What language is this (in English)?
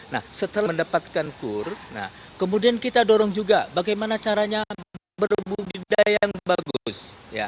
Indonesian